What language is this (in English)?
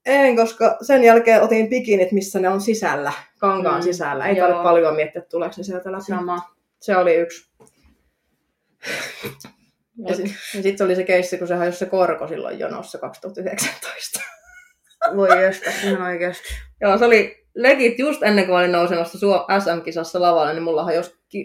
Finnish